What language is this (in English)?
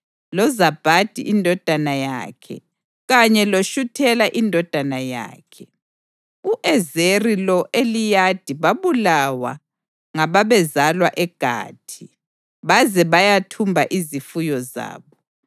North Ndebele